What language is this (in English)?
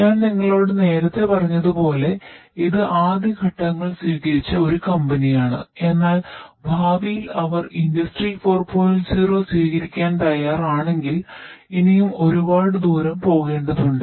Malayalam